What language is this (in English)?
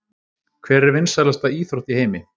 Icelandic